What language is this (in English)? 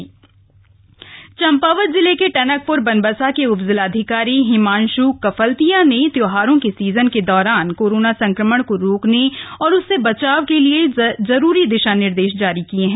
Hindi